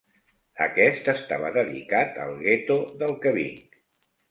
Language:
Catalan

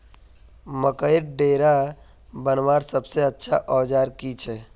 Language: Magahi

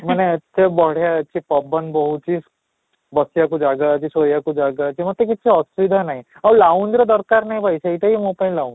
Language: Odia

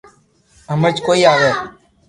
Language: Loarki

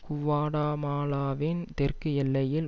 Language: Tamil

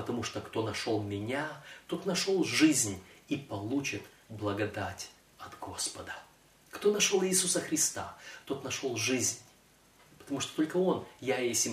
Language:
Russian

